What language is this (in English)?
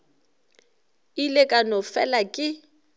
Northern Sotho